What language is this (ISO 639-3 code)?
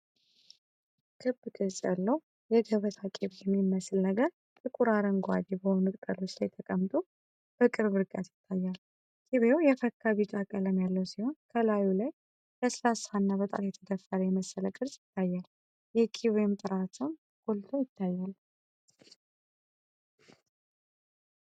amh